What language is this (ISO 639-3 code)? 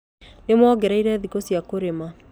kik